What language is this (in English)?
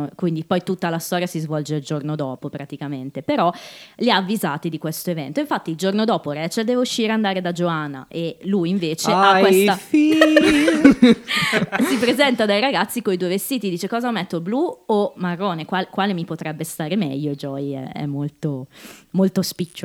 Italian